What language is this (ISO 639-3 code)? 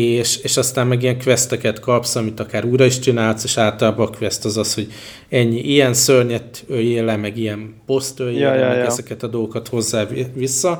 hun